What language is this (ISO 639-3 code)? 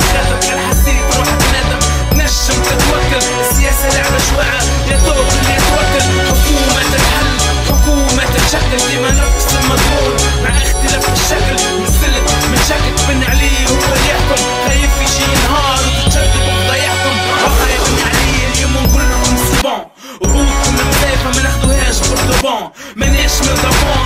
ara